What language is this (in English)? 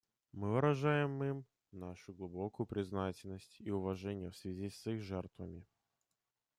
Russian